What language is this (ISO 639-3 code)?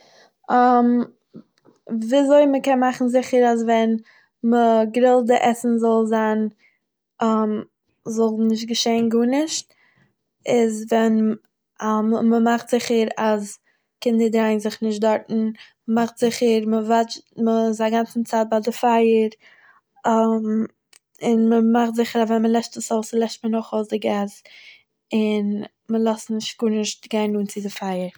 yid